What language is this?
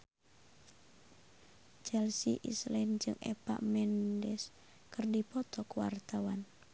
Sundanese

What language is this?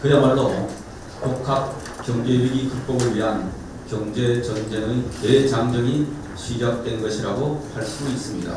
Korean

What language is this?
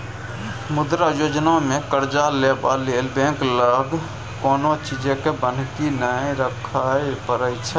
Maithili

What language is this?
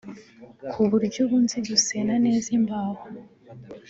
Kinyarwanda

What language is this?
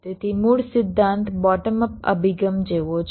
Gujarati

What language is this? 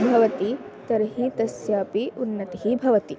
Sanskrit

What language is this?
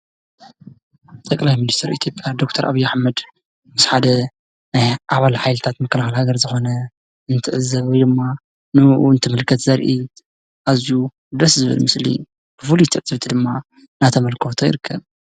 Tigrinya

